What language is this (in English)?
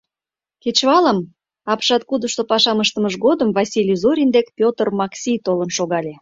Mari